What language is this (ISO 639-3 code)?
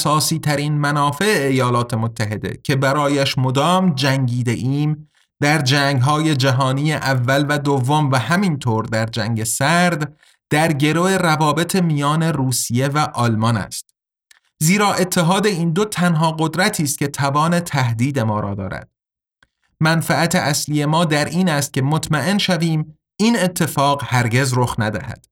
fas